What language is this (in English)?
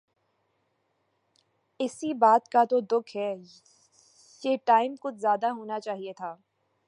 Urdu